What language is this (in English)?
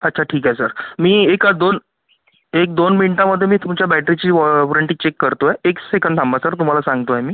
Marathi